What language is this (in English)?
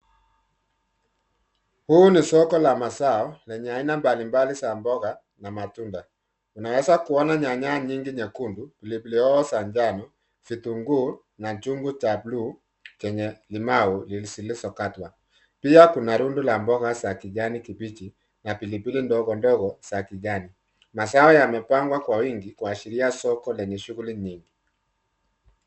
Swahili